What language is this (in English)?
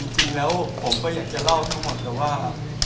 Thai